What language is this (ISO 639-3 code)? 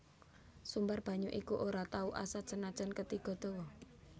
jav